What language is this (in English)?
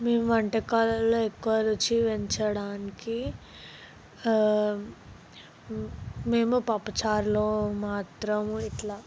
Telugu